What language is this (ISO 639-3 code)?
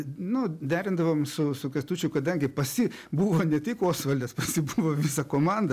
lit